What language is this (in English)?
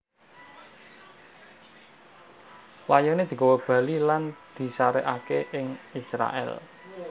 Javanese